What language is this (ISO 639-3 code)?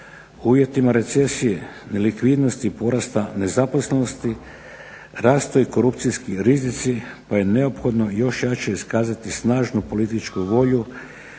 hrv